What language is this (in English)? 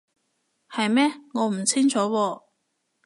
Cantonese